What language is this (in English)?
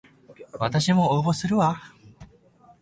Japanese